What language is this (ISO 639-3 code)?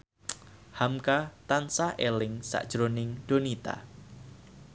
jav